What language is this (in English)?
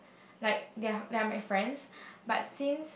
English